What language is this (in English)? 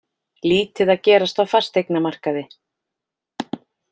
Icelandic